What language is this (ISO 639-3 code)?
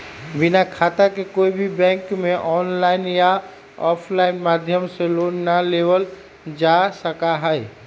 mag